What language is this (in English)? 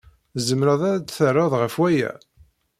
Kabyle